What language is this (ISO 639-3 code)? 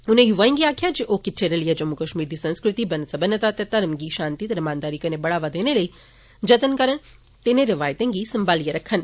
doi